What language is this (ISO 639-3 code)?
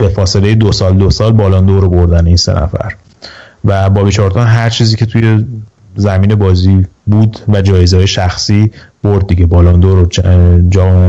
fas